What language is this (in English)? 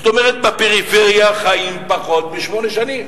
Hebrew